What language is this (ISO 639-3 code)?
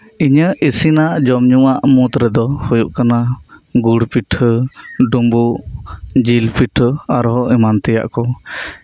sat